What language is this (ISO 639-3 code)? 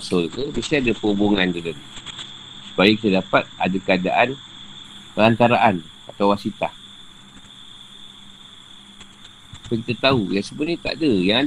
msa